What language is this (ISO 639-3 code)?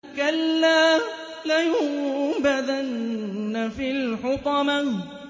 ara